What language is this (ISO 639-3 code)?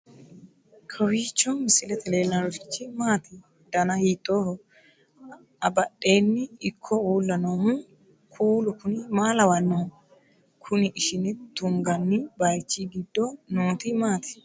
sid